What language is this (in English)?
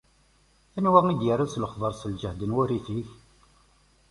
Kabyle